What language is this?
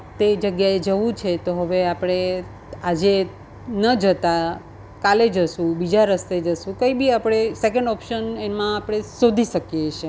Gujarati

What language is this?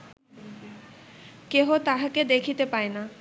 Bangla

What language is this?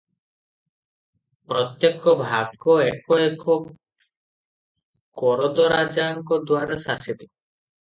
Odia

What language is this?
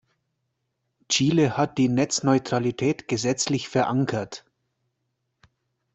German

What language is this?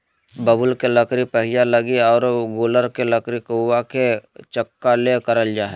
Magahi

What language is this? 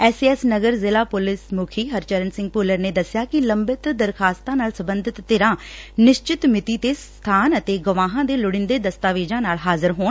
Punjabi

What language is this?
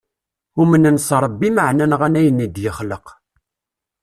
Kabyle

